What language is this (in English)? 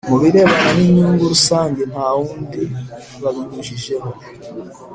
Kinyarwanda